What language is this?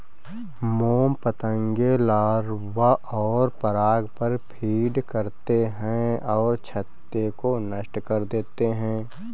Hindi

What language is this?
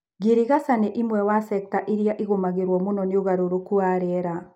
Kikuyu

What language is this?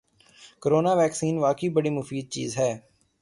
Urdu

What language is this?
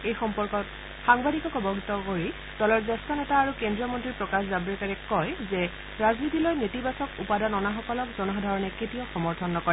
Assamese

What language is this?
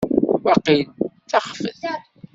Kabyle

